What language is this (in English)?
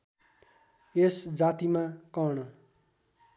Nepali